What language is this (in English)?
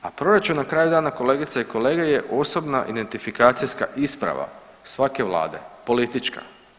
Croatian